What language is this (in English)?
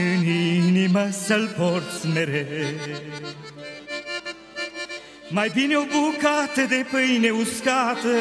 Romanian